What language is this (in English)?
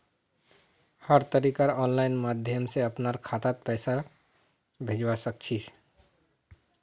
Magahi